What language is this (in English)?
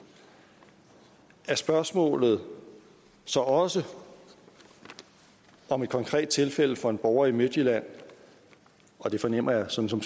Danish